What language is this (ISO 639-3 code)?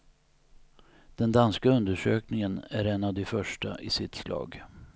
swe